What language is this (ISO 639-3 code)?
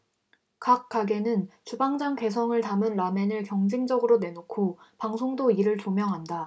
kor